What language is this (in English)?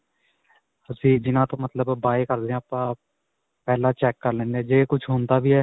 Punjabi